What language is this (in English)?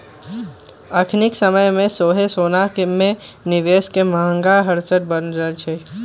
Magahi